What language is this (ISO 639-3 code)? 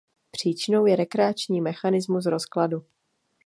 ces